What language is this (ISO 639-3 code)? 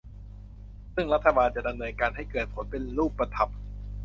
tha